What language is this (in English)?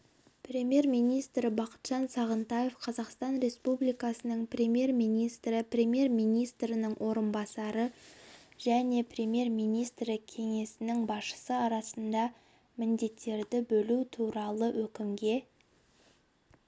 Kazakh